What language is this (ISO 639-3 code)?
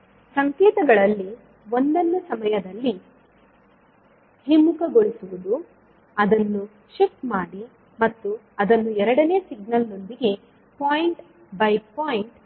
kan